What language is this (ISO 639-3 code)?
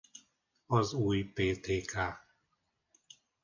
hun